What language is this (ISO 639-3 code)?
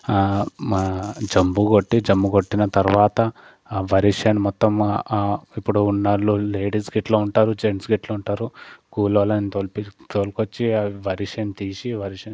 tel